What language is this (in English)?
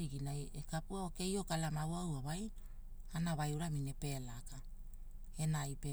Hula